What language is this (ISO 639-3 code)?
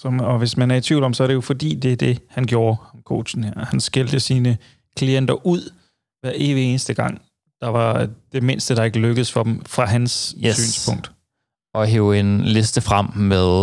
dan